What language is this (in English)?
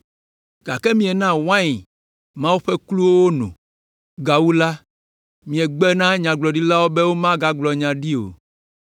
Ewe